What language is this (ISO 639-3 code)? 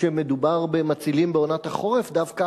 heb